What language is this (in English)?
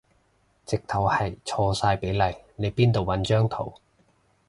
Cantonese